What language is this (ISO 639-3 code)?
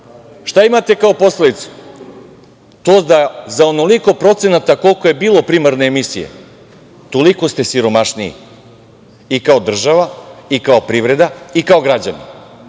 srp